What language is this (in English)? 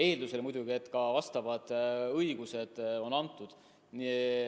Estonian